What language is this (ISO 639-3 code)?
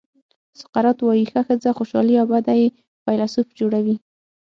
pus